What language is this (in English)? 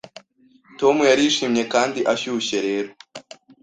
Kinyarwanda